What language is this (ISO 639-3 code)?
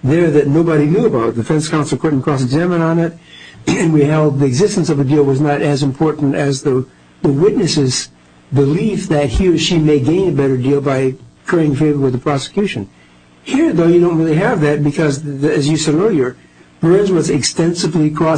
eng